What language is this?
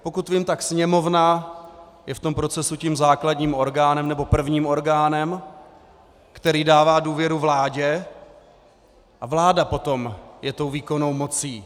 Czech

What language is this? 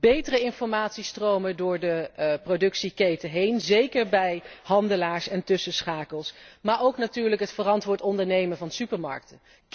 Dutch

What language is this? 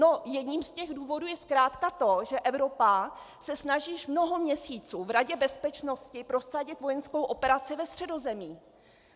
Czech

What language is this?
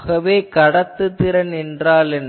Tamil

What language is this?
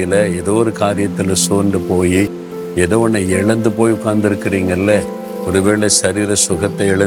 Tamil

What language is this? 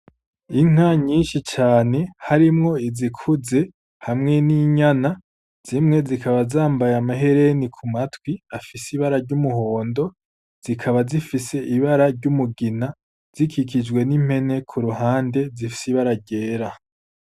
Rundi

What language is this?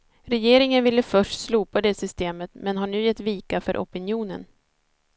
Swedish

